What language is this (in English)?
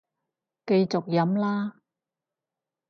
Cantonese